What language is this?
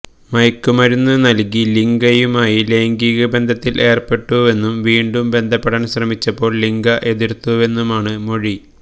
Malayalam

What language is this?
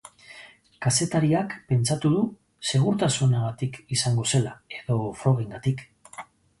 Basque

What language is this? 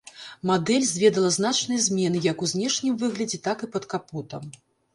Belarusian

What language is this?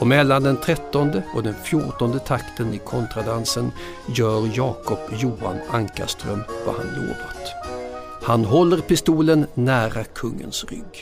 Swedish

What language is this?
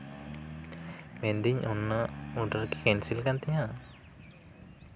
Santali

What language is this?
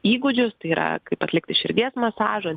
Lithuanian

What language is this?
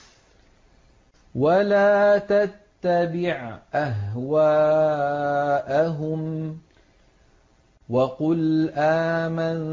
Arabic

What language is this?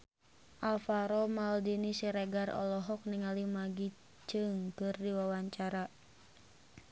Sundanese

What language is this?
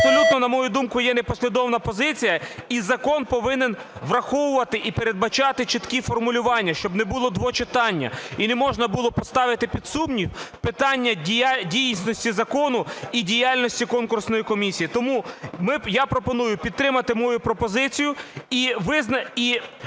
Ukrainian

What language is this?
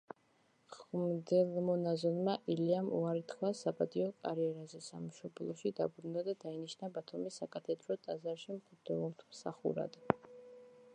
Georgian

